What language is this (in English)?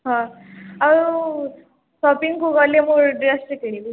Odia